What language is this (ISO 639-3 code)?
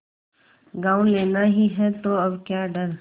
hin